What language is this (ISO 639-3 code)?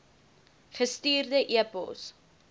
afr